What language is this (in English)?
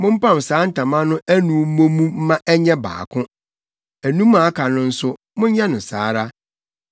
Akan